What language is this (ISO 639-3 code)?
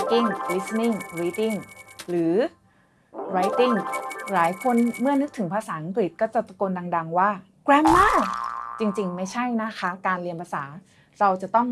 tha